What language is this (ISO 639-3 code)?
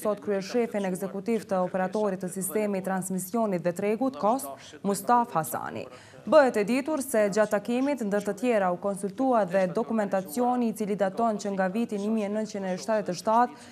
ron